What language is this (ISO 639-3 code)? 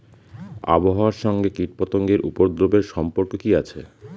ben